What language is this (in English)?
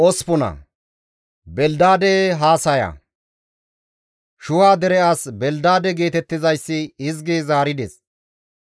Gamo